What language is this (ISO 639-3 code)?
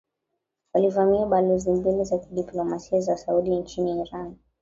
swa